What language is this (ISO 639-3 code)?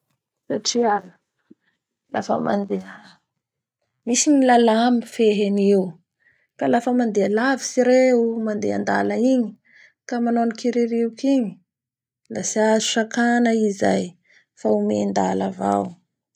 bhr